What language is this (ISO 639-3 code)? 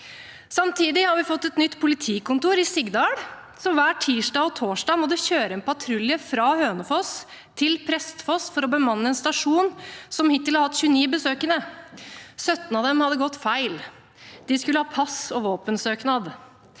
nor